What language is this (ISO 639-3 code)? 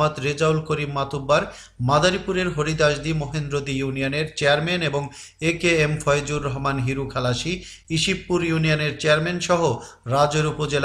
ita